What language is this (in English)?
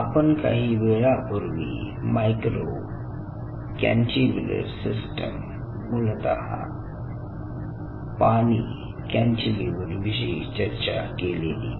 Marathi